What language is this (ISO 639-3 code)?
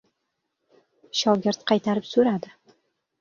uzb